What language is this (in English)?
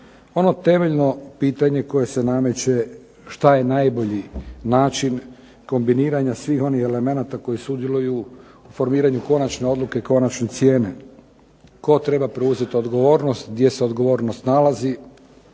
Croatian